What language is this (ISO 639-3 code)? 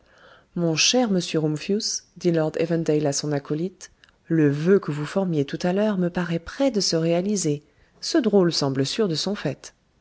fra